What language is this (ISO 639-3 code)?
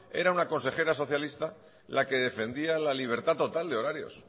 spa